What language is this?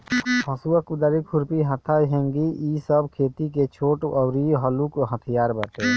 Bhojpuri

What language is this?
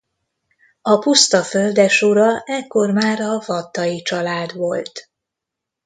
Hungarian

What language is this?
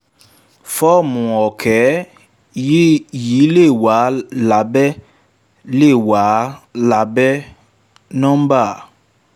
Yoruba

